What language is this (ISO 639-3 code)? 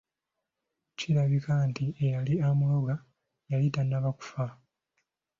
lug